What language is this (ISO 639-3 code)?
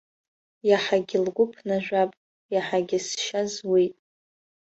abk